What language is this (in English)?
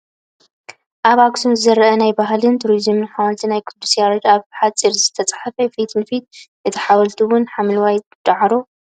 Tigrinya